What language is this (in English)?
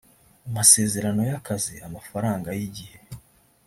Kinyarwanda